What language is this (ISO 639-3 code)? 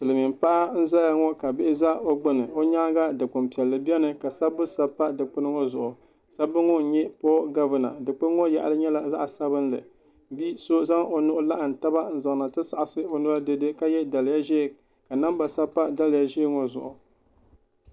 dag